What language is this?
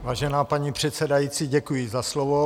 Czech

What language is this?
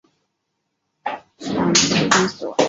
Chinese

